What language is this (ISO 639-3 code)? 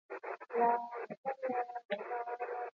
eus